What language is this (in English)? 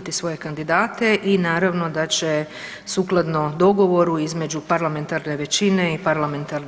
Croatian